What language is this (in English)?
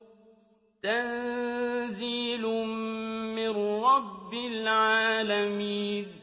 Arabic